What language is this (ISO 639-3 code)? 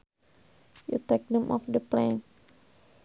sun